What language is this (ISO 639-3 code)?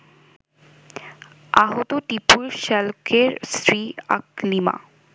ben